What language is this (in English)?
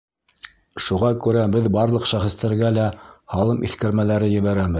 Bashkir